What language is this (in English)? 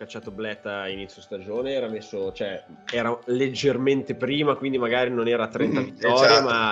Italian